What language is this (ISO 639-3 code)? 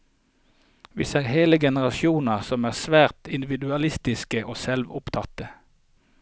nor